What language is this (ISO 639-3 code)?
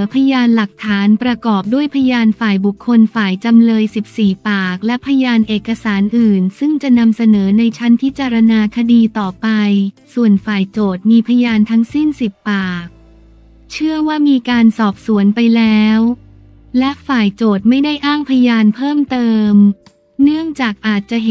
tha